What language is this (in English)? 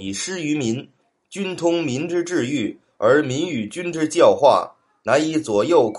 Chinese